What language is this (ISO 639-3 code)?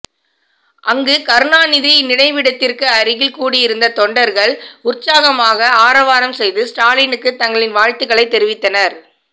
tam